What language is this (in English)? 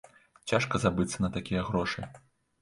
Belarusian